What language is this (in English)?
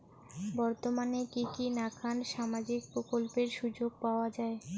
Bangla